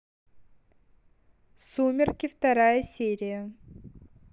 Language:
Russian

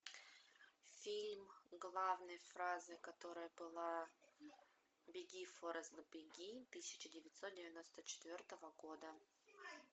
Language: Russian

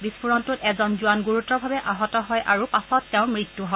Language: Assamese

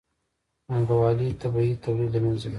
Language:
Pashto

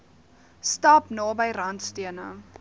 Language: Afrikaans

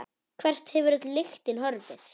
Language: Icelandic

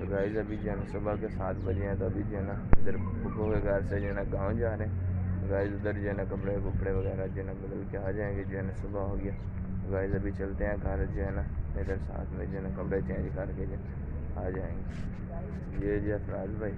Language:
Hindi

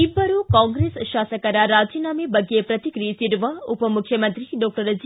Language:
Kannada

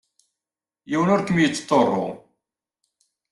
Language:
Kabyle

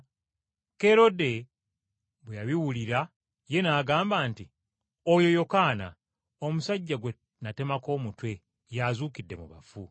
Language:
Ganda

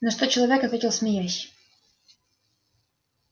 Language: Russian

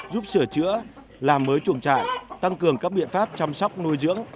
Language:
Vietnamese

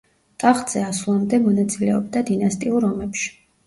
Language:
Georgian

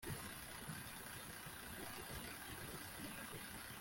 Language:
Kinyarwanda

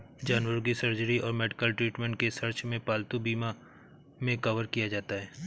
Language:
Hindi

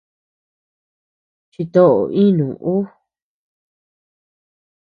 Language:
Tepeuxila Cuicatec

